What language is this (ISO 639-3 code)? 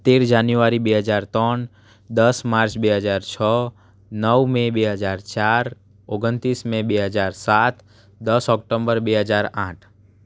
guj